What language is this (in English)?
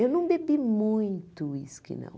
Portuguese